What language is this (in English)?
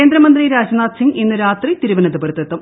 Malayalam